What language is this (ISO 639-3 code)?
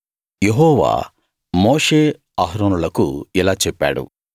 tel